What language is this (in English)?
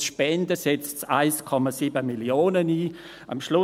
Swiss German